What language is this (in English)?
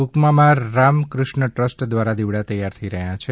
Gujarati